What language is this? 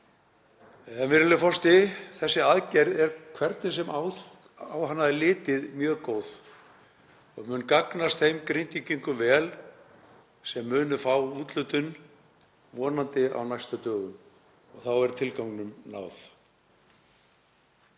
Icelandic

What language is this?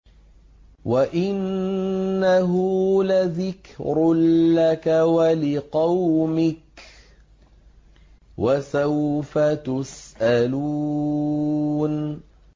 Arabic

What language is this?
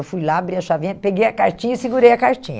Portuguese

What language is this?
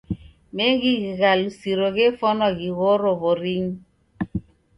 Taita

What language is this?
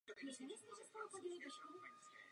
Czech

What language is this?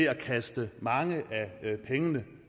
Danish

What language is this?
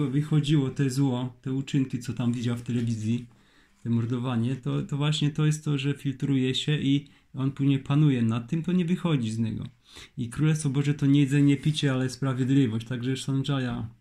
Polish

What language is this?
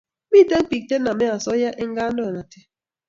Kalenjin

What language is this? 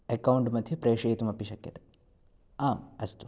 Sanskrit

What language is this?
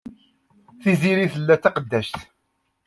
Kabyle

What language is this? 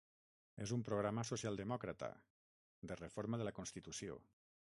Catalan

